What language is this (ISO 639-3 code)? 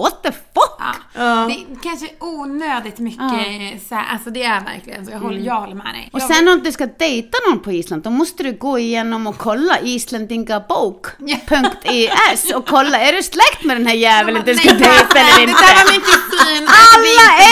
swe